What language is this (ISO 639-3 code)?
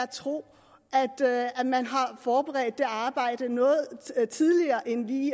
dan